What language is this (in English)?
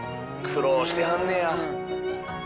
Japanese